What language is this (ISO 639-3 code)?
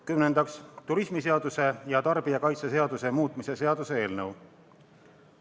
est